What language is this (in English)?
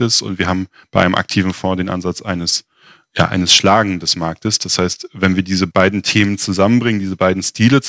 German